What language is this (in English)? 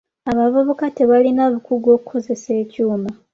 Ganda